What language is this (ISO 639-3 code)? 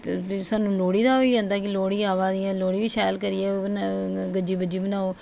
doi